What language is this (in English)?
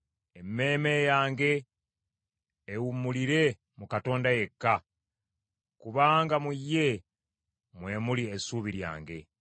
Ganda